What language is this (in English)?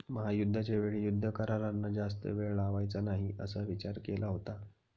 Marathi